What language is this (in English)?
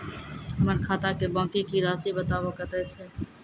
Maithili